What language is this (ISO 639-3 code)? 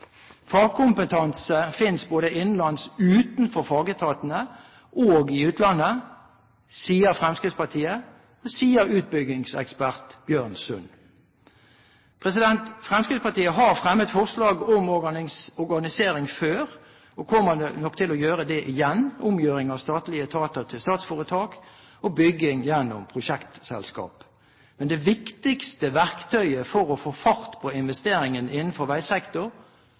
nob